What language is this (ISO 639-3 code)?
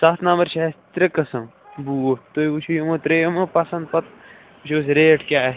kas